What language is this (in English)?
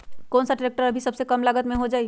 Magahi